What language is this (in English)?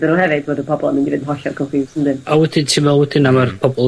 Welsh